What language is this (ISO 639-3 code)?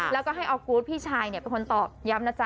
tha